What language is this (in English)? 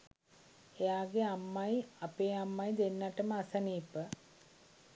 Sinhala